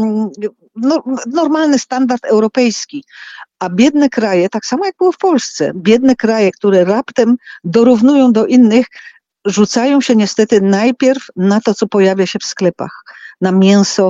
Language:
Polish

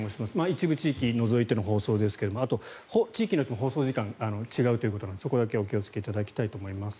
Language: Japanese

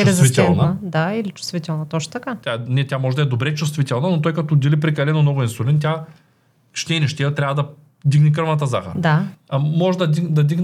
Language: Bulgarian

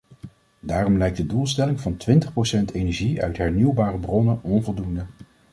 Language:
Dutch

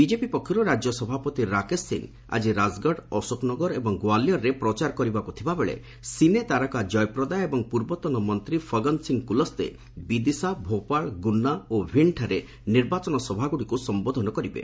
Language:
Odia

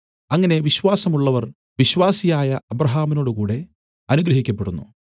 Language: Malayalam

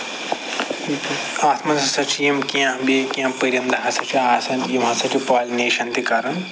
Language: Kashmiri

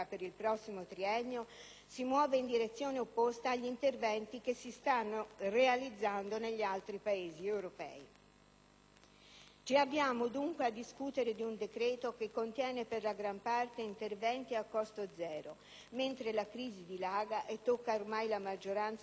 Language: Italian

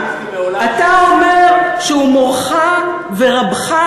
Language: Hebrew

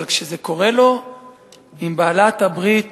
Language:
Hebrew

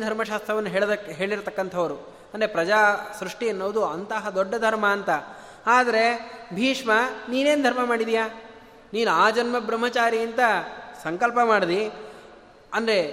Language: Kannada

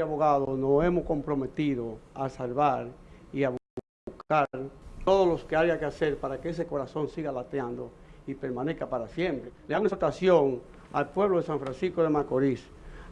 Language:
Spanish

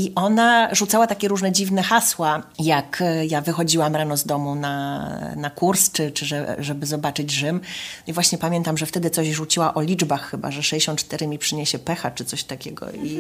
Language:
Polish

